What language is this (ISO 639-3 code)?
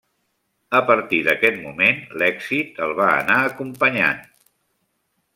cat